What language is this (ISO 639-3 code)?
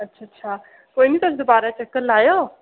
doi